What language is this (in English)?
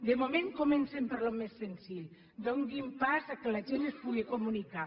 Catalan